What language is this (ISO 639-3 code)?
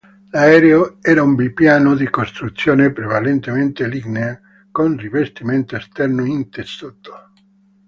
ita